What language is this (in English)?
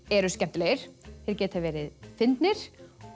Icelandic